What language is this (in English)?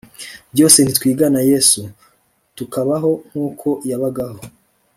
Kinyarwanda